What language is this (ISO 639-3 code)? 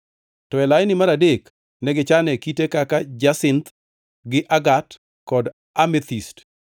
luo